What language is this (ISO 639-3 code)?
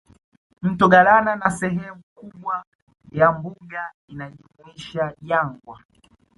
swa